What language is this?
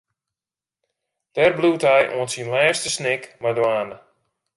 Western Frisian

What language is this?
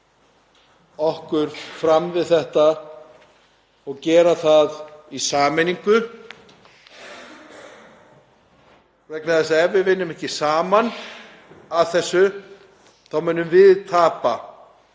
Icelandic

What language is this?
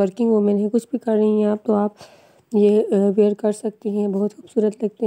Hindi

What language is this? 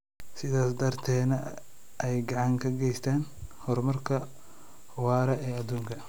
Somali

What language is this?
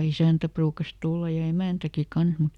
Finnish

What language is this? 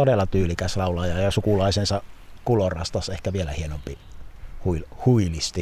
Finnish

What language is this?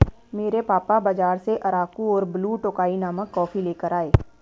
Hindi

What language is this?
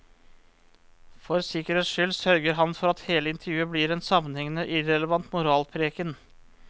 Norwegian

